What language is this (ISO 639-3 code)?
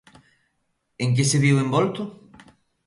glg